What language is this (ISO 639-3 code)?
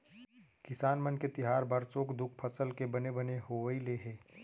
hne